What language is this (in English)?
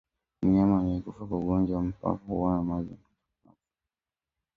Swahili